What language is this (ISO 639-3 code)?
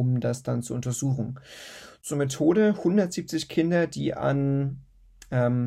deu